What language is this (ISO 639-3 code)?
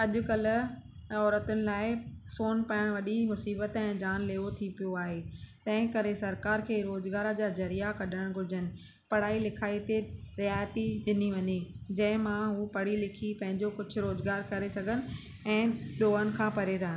snd